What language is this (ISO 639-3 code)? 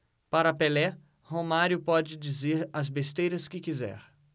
por